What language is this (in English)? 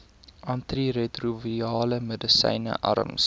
Afrikaans